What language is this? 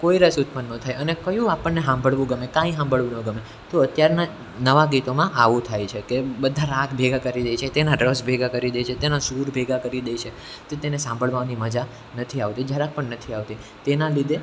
Gujarati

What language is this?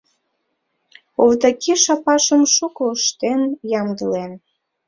Mari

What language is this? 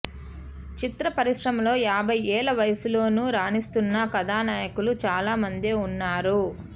Telugu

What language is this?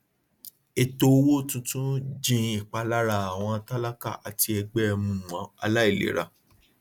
Yoruba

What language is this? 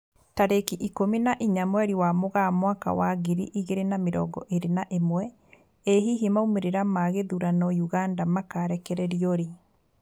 Kikuyu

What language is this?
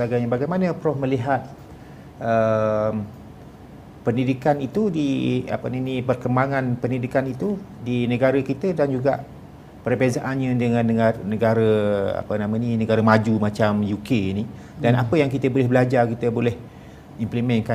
Malay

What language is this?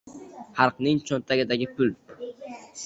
Uzbek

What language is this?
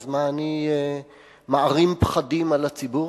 Hebrew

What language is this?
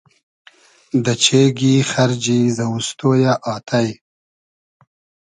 Hazaragi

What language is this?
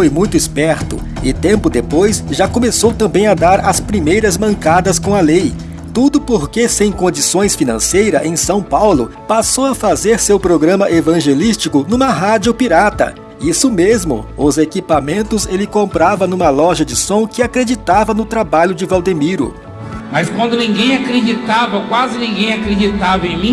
Portuguese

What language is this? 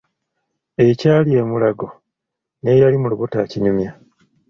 Ganda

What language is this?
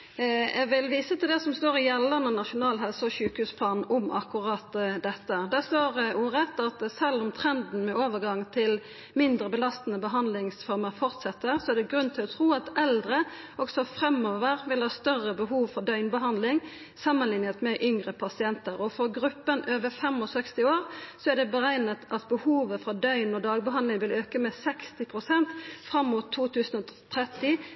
Norwegian Nynorsk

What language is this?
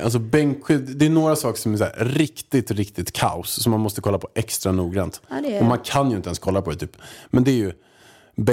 Swedish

